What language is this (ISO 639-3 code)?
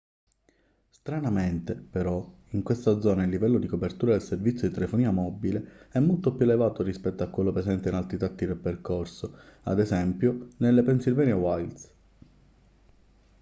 ita